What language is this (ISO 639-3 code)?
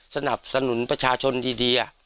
tha